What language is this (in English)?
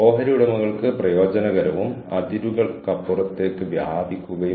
Malayalam